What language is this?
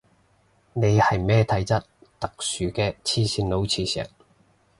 Cantonese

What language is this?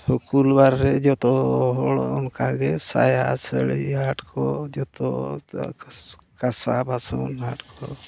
Santali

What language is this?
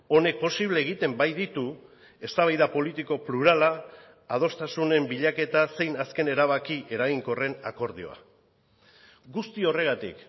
Basque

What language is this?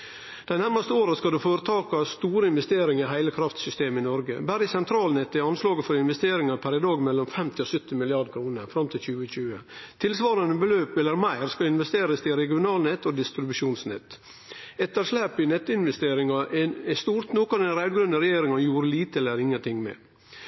Norwegian Nynorsk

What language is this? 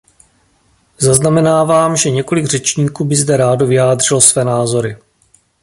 Czech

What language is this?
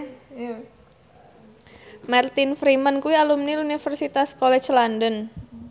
Javanese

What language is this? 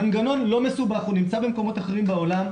Hebrew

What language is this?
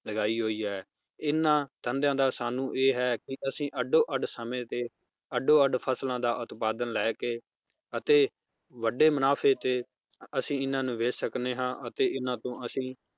Punjabi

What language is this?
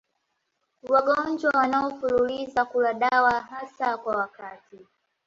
Swahili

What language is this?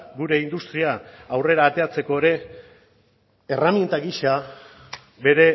Basque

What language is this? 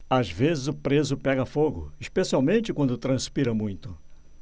Portuguese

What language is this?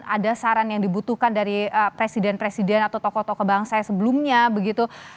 Indonesian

